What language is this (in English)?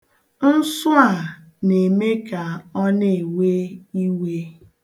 Igbo